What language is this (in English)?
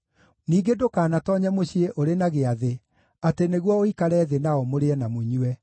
Kikuyu